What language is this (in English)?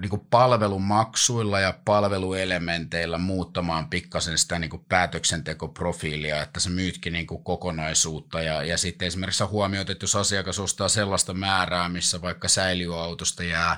Finnish